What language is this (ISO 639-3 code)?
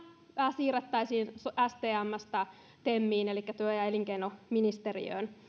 fin